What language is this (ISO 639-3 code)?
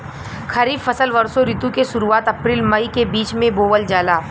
bho